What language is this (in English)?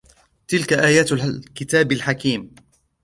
Arabic